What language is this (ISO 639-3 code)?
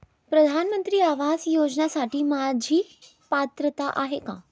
mar